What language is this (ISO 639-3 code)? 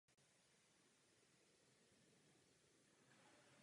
ces